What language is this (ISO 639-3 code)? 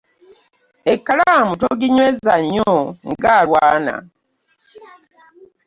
lug